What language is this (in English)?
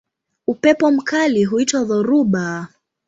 Swahili